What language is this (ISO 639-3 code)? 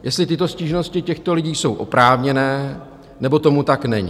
ces